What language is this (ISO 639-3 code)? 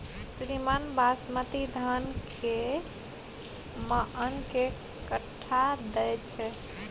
mai